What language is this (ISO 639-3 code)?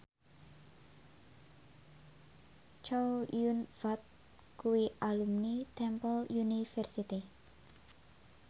jav